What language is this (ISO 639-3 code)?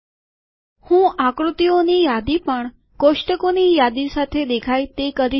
guj